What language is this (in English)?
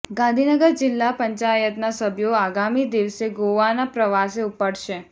Gujarati